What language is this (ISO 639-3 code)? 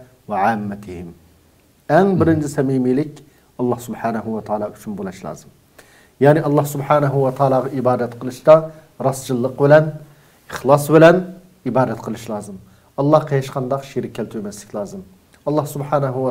tur